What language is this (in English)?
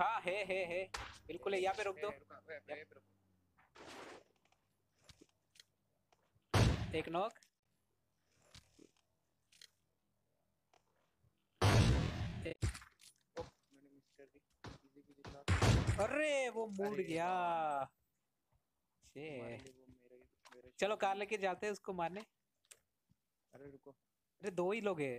Indonesian